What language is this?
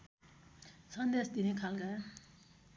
Nepali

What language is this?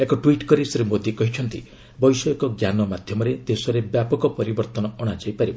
Odia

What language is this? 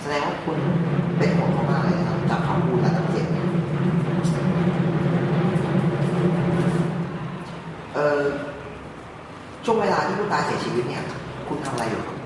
Thai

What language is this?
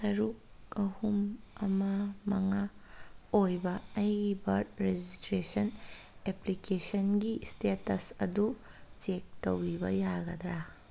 Manipuri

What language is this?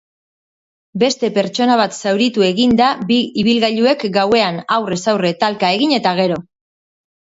Basque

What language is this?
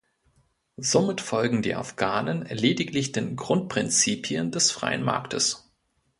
German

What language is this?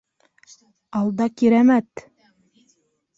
Bashkir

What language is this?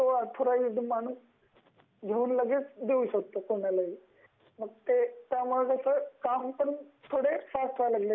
Marathi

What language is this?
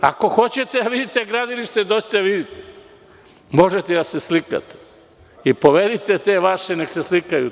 Serbian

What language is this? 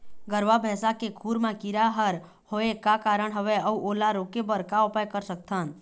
Chhattisgarhi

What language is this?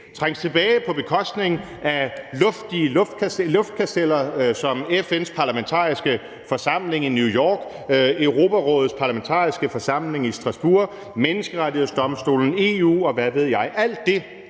Danish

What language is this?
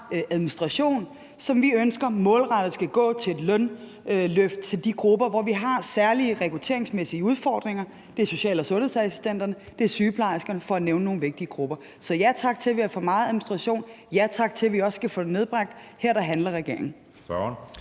Danish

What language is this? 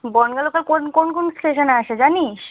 Bangla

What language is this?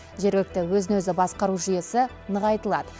Kazakh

